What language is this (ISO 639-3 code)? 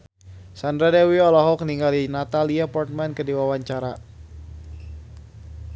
sun